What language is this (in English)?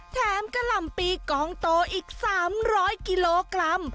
Thai